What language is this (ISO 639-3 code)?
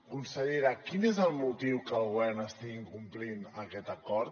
cat